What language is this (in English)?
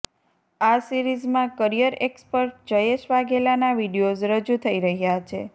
Gujarati